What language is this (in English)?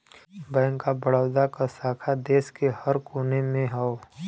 Bhojpuri